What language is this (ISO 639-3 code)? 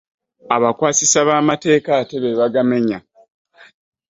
lug